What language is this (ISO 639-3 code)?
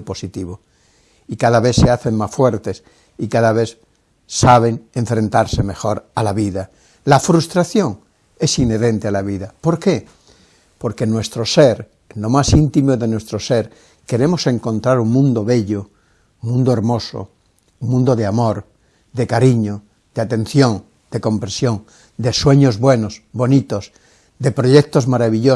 spa